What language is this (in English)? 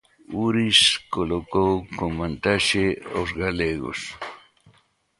Galician